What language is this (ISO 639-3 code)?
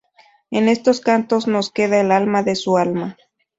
spa